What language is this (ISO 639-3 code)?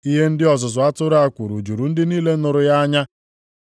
ibo